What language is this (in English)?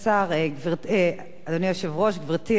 Hebrew